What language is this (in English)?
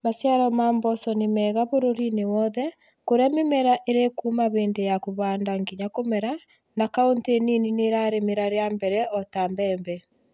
Kikuyu